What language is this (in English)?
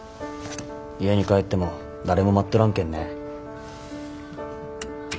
Japanese